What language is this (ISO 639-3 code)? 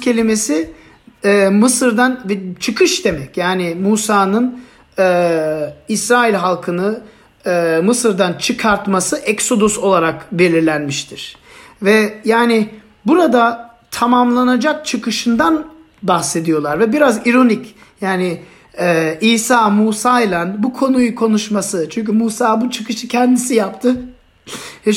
tur